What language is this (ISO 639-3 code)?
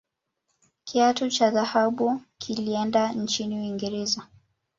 swa